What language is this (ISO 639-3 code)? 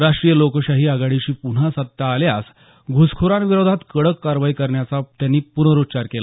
mar